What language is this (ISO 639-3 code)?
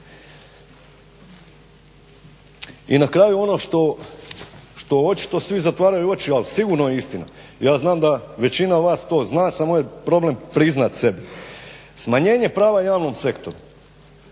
hrv